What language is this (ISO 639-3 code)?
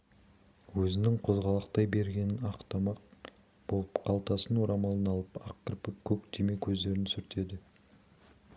kaz